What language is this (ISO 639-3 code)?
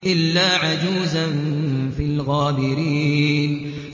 ara